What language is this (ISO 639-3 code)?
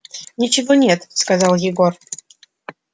rus